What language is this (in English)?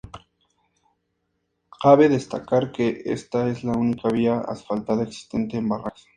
Spanish